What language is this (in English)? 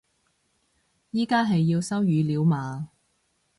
Cantonese